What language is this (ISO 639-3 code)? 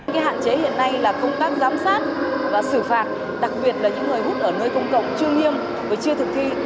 vie